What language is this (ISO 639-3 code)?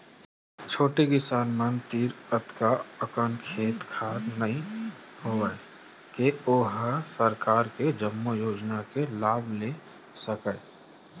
hne